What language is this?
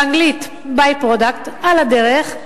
Hebrew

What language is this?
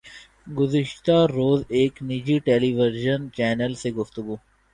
Urdu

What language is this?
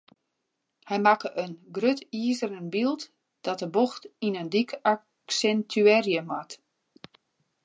Western Frisian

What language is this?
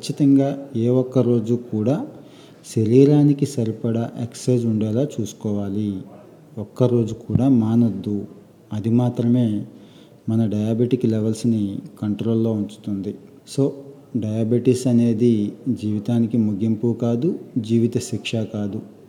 Telugu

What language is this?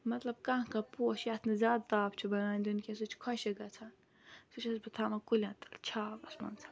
Kashmiri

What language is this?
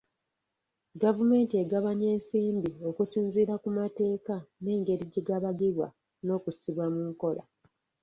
Ganda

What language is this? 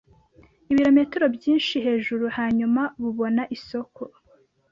Kinyarwanda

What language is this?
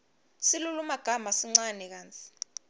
Swati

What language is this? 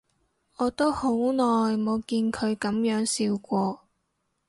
Cantonese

